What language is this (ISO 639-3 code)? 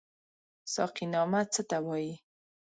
pus